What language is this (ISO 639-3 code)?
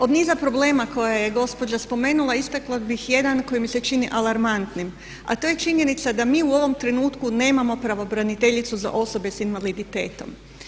hrv